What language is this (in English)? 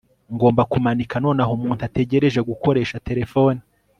Kinyarwanda